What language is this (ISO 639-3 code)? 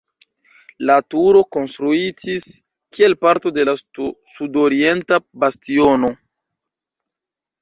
epo